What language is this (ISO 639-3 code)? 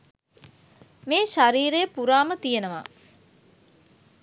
sin